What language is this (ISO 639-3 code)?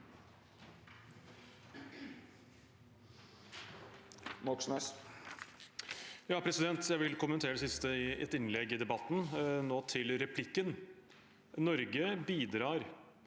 nor